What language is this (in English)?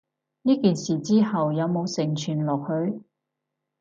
Cantonese